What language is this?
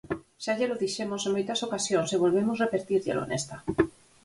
Galician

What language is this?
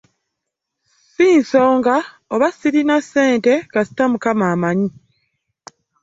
Ganda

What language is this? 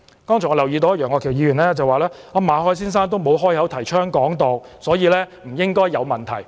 Cantonese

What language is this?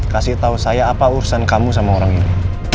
Indonesian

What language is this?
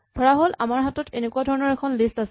Assamese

